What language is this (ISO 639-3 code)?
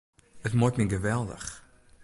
fry